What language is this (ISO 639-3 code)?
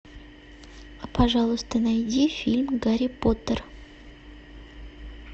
rus